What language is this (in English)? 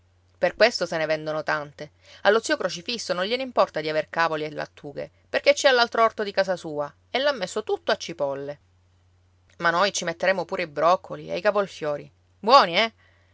Italian